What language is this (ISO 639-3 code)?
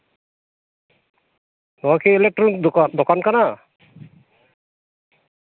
sat